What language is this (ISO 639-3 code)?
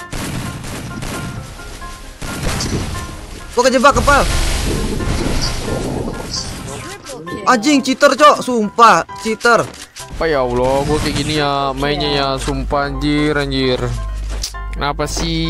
ind